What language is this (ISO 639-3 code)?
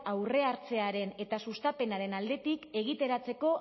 eus